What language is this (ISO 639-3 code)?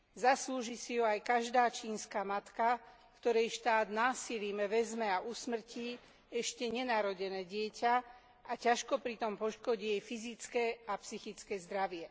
slk